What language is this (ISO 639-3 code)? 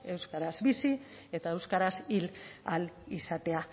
eus